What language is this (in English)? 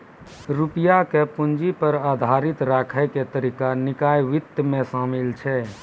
Maithili